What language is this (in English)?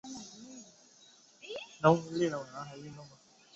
Chinese